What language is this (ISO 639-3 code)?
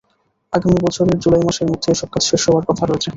ben